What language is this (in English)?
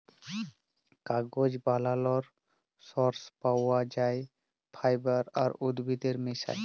Bangla